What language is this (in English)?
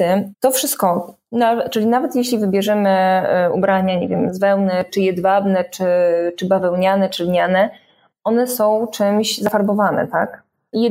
Polish